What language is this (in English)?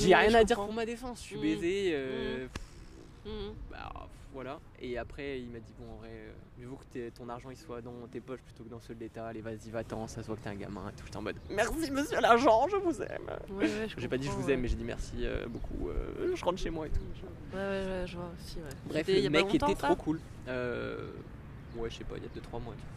French